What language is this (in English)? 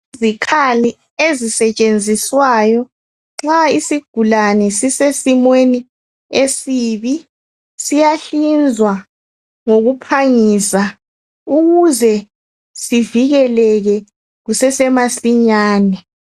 North Ndebele